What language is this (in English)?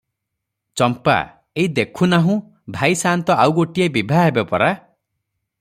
Odia